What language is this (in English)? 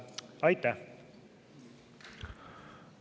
Estonian